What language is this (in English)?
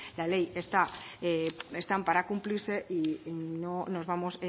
Spanish